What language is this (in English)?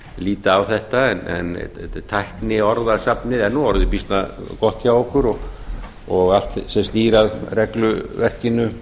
Icelandic